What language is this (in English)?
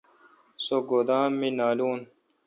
Kalkoti